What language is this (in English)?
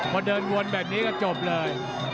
Thai